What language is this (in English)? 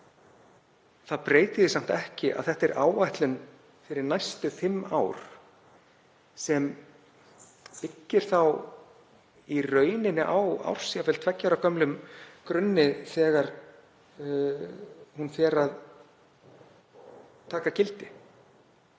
Icelandic